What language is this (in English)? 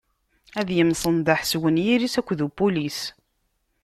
Kabyle